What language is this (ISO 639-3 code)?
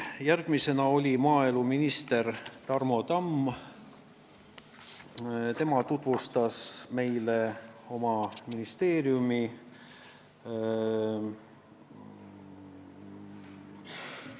est